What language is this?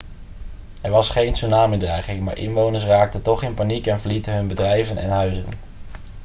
Dutch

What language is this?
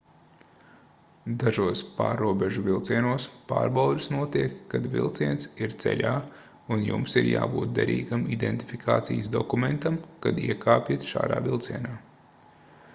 Latvian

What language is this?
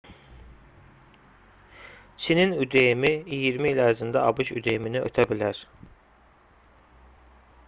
Azerbaijani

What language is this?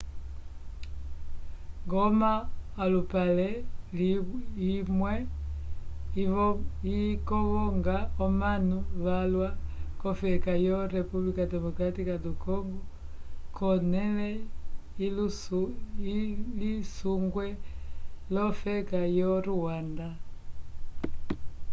Umbundu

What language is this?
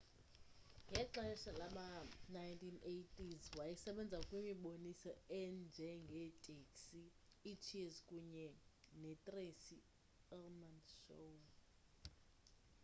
Xhosa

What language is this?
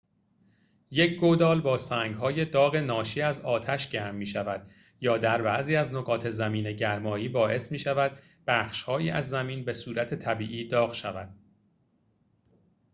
Persian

